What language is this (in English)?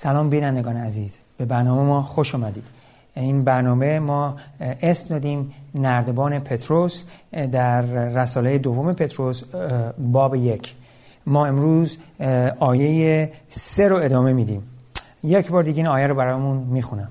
Persian